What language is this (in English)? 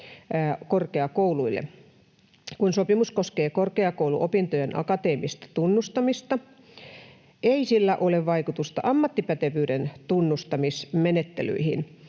Finnish